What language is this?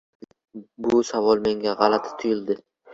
Uzbek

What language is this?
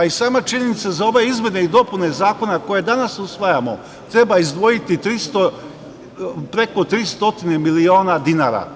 Serbian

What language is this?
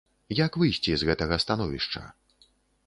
Belarusian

